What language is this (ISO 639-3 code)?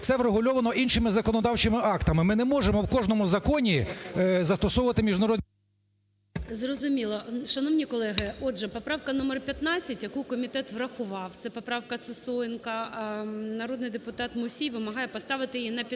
ukr